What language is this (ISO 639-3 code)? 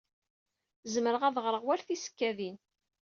kab